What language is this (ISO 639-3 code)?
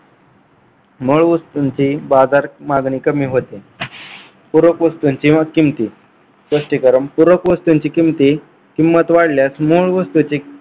mar